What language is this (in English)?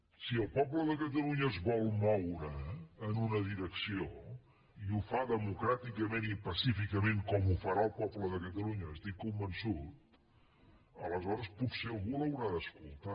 Catalan